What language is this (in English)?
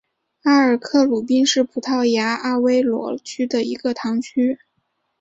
Chinese